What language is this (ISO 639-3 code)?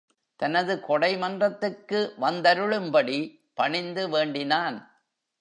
tam